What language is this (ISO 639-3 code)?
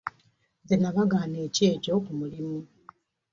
lug